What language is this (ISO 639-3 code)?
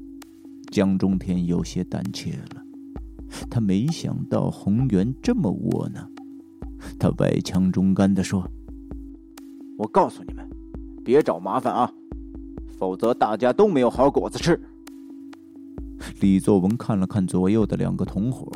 zho